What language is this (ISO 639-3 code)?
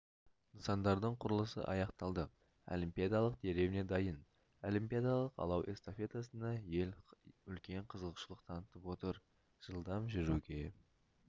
kaz